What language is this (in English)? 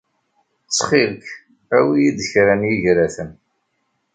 Kabyle